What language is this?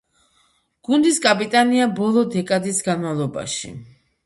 Georgian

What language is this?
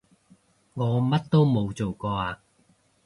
Cantonese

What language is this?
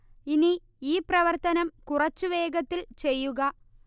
Malayalam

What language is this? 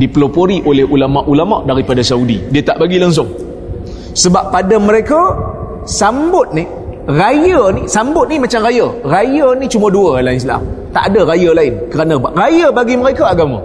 Malay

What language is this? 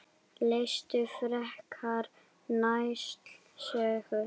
Icelandic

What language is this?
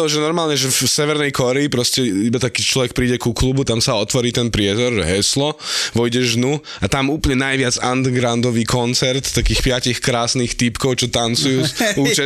Slovak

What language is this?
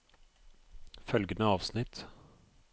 Norwegian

